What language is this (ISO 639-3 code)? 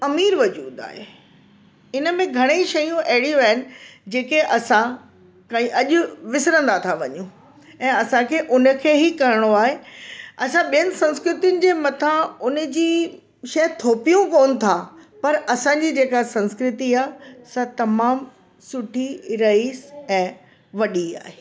snd